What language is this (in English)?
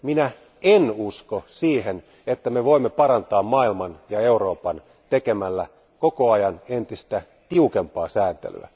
Finnish